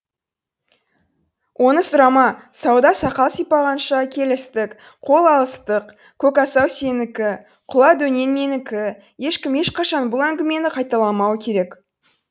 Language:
Kazakh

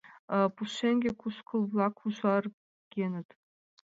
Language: Mari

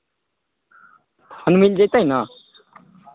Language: Maithili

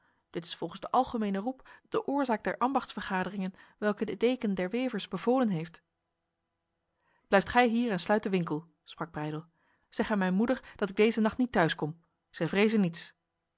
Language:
Dutch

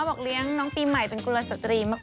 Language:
Thai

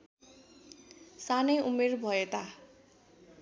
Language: Nepali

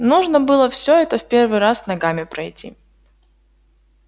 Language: Russian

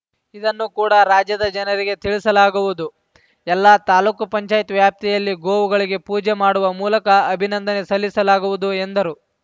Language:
Kannada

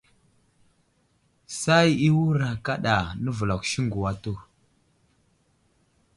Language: Wuzlam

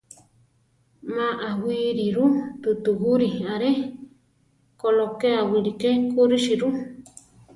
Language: Central Tarahumara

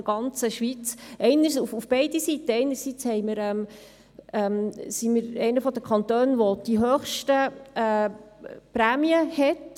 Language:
Swiss German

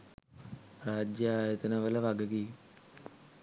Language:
Sinhala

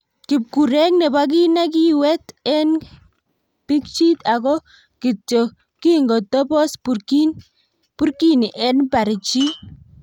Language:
Kalenjin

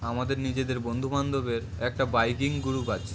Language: Bangla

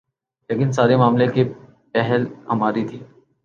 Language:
Urdu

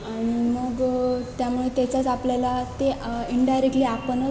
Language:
Marathi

